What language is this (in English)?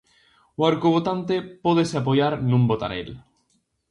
Galician